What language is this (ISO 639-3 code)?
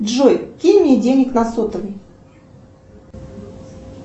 rus